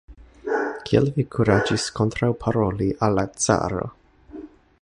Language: Esperanto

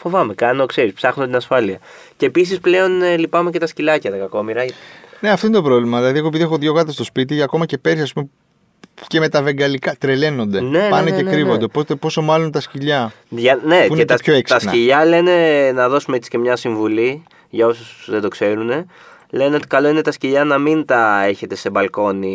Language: Greek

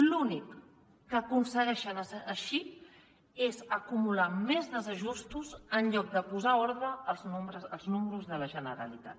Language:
Catalan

